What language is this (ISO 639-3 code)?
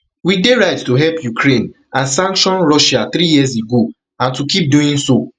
pcm